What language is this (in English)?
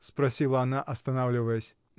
Russian